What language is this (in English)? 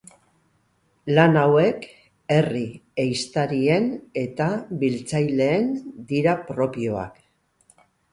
Basque